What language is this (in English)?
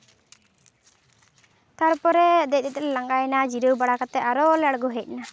Santali